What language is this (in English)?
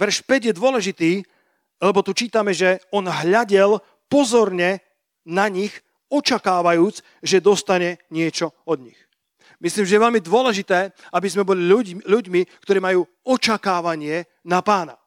Slovak